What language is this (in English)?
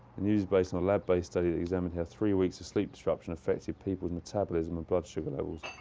English